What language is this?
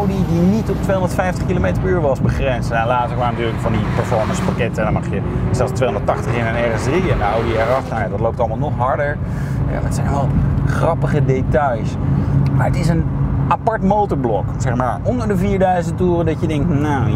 Dutch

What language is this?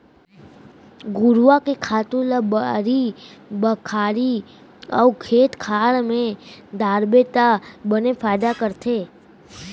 Chhattisgarhi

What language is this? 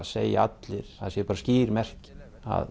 Icelandic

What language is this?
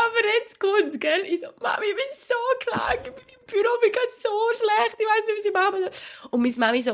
German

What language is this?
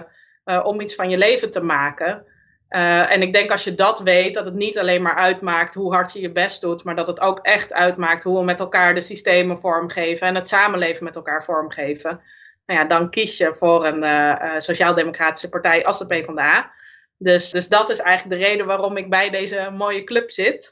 Dutch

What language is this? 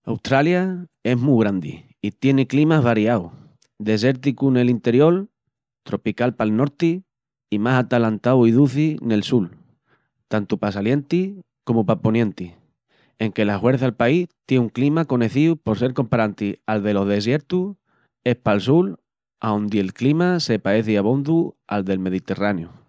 Extremaduran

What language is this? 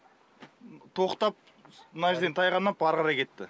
Kazakh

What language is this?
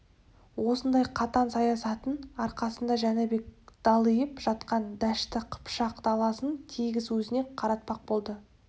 Kazakh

